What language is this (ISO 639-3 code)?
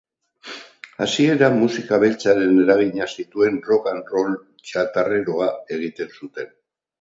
eus